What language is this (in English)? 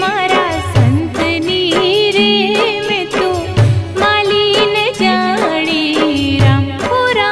Hindi